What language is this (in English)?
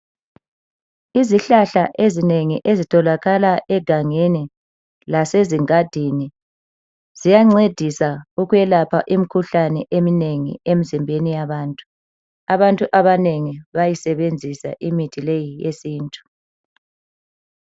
North Ndebele